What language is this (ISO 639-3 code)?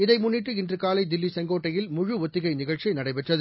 tam